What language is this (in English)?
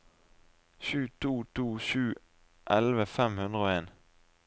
Norwegian